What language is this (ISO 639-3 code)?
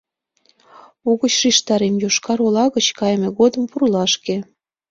chm